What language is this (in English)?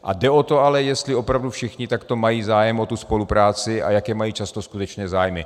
Czech